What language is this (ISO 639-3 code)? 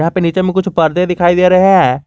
hin